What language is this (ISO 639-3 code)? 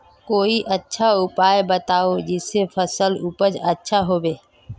mag